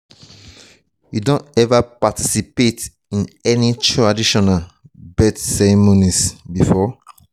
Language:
Nigerian Pidgin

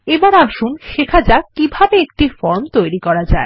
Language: Bangla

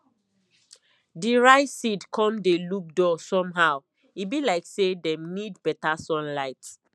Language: Nigerian Pidgin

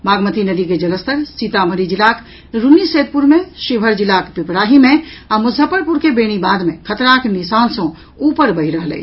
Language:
Maithili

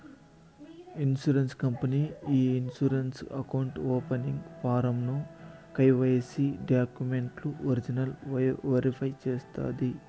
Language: Telugu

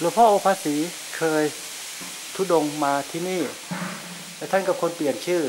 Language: Thai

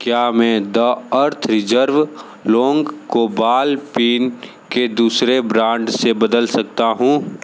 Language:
Hindi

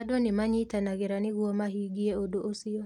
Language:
Kikuyu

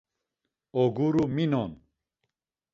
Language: Laz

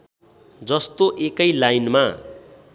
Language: Nepali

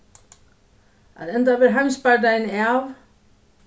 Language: Faroese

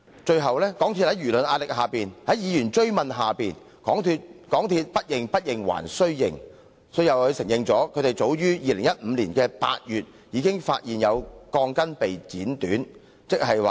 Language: Cantonese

